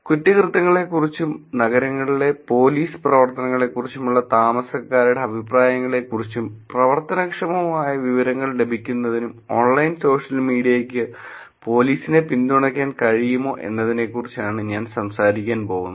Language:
Malayalam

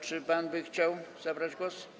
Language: Polish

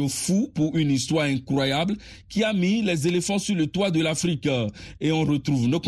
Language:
French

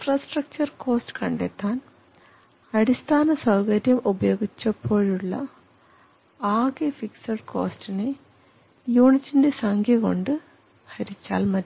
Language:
Malayalam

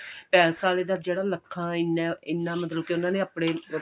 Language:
Punjabi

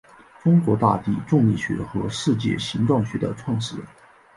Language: Chinese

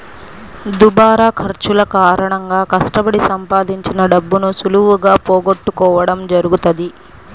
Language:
Telugu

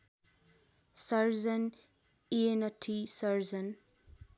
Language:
Nepali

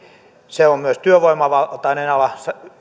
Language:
Finnish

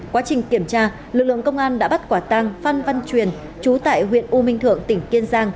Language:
Vietnamese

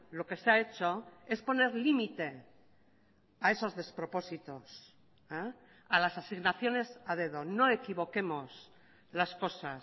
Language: Spanish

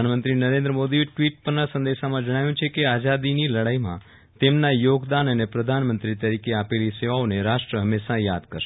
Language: Gujarati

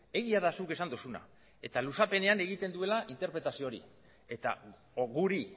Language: Basque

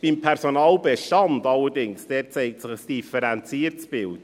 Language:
Swiss German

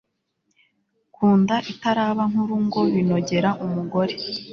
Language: Kinyarwanda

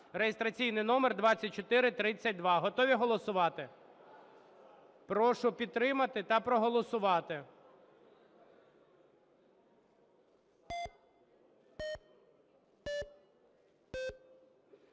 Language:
Ukrainian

